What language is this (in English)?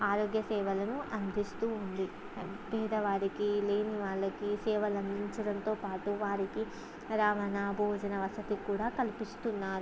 Telugu